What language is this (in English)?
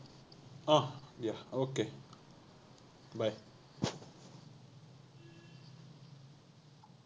Assamese